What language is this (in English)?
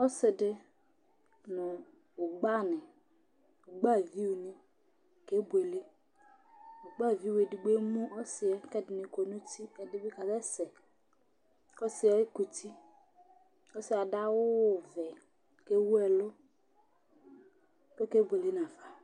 Ikposo